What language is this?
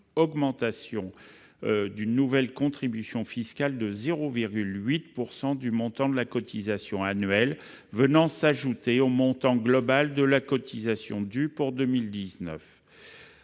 French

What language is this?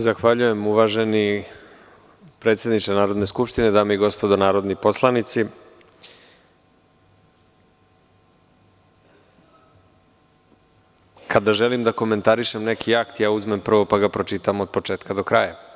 Serbian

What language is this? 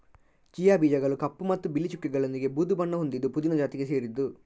Kannada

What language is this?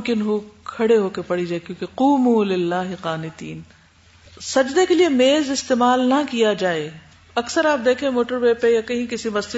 Urdu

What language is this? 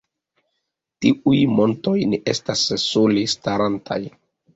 Esperanto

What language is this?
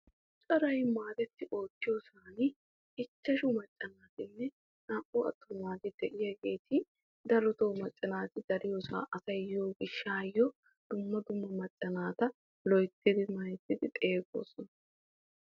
Wolaytta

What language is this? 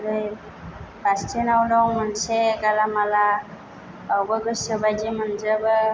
Bodo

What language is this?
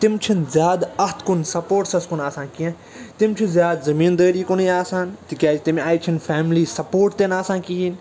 Kashmiri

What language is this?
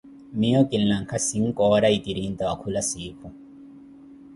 Koti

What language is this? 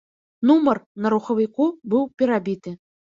Belarusian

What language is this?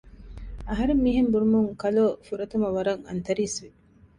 Divehi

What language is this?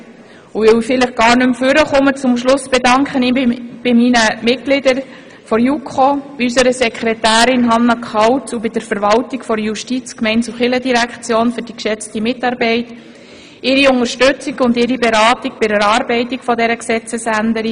Swiss German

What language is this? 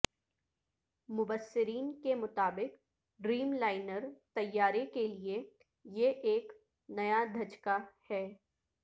Urdu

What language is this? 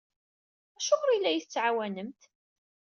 Kabyle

